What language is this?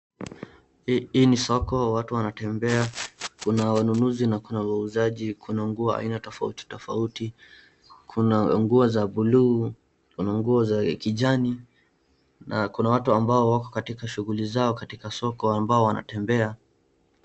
Swahili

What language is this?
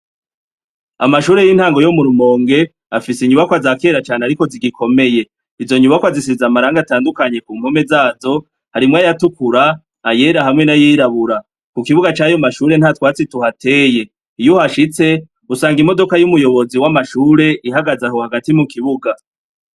Rundi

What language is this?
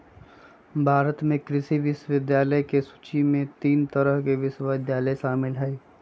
Magahi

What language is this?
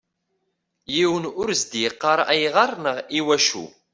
Kabyle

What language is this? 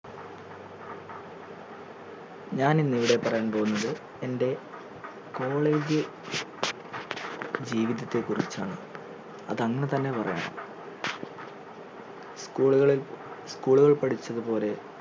Malayalam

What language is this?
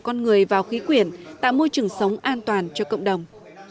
Vietnamese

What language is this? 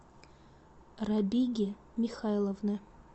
Russian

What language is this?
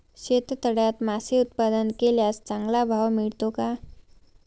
Marathi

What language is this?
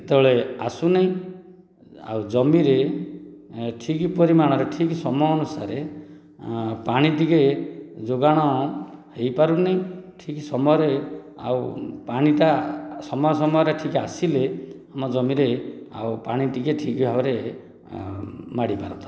Odia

